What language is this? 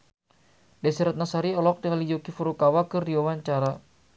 Sundanese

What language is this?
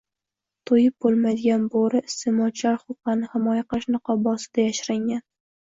Uzbek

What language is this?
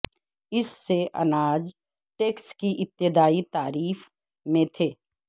Urdu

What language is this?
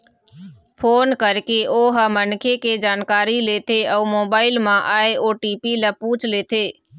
Chhattisgarhi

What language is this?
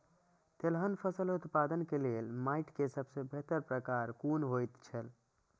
Maithili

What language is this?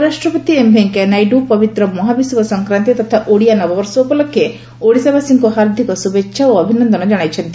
Odia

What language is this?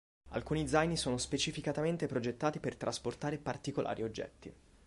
Italian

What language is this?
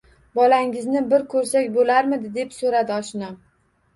Uzbek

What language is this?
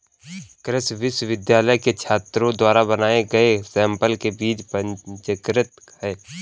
Hindi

